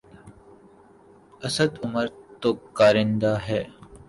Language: Urdu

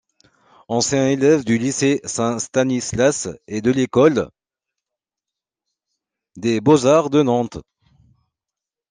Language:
French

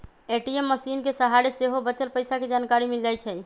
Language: Magahi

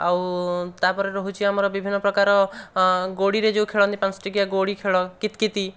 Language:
Odia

